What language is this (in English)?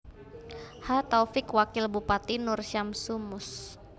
Javanese